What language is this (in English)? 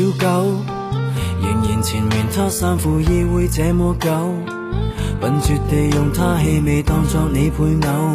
Chinese